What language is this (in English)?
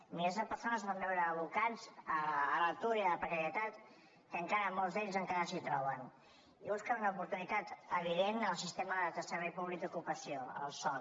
Catalan